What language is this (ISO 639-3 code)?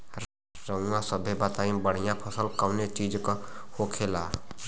bho